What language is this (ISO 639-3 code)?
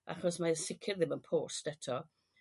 cym